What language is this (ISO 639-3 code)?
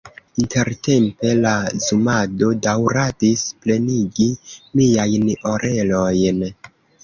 epo